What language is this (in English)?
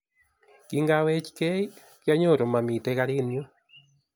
Kalenjin